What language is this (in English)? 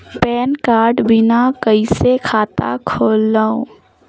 Chhattisgarhi